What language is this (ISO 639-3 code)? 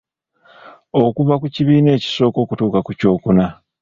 lug